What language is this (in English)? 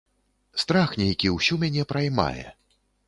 Belarusian